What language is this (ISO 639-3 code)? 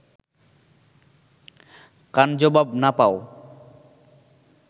ben